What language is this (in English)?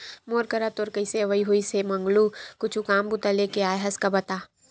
Chhattisgarhi